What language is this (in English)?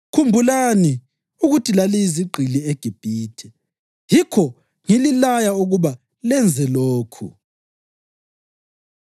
North Ndebele